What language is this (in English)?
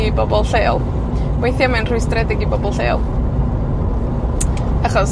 Welsh